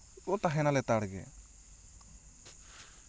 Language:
Santali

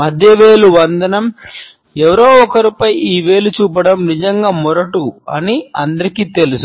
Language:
Telugu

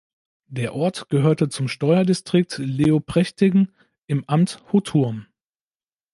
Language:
German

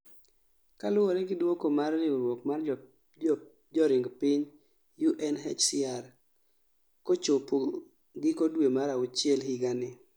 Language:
Luo (Kenya and Tanzania)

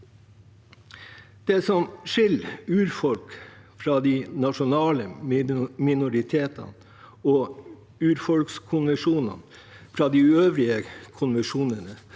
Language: Norwegian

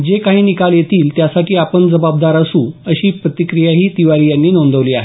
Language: Marathi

